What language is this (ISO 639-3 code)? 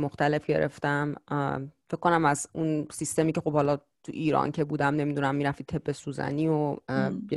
fas